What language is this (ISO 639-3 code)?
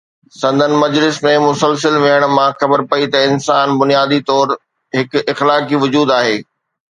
snd